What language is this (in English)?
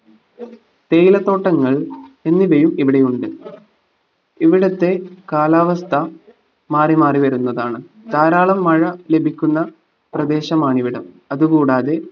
Malayalam